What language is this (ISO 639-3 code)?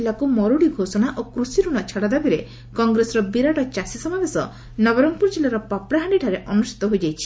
ori